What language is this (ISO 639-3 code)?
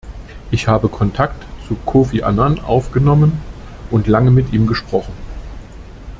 deu